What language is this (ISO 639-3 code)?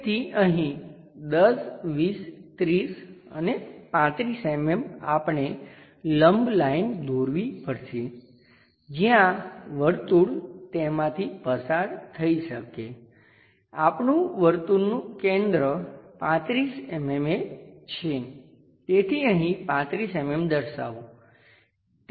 guj